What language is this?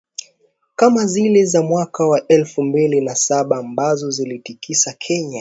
Swahili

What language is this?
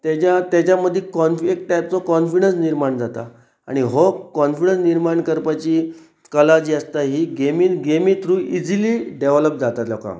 Konkani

